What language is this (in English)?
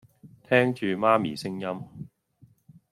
Cantonese